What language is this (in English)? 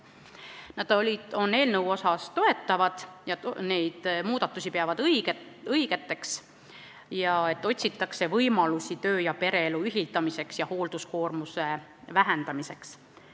Estonian